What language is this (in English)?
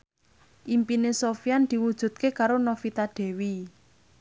Javanese